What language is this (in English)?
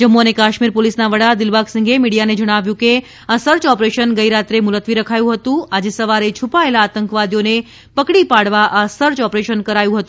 Gujarati